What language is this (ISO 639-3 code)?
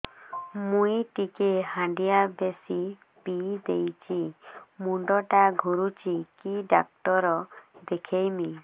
ori